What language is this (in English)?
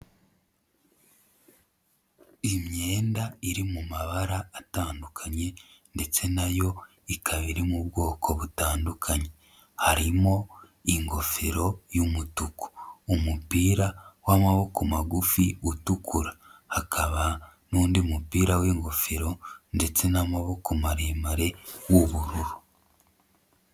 Kinyarwanda